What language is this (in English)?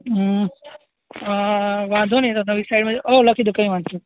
Gujarati